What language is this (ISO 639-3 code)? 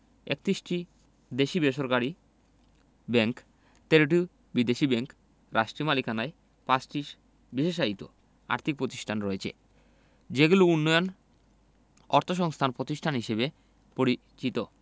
ben